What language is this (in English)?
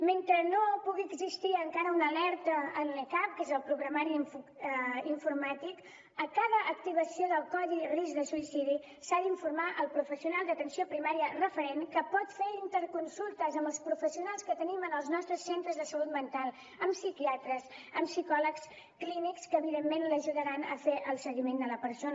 Catalan